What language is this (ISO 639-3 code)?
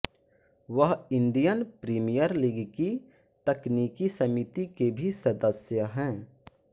hin